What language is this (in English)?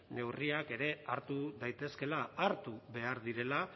Basque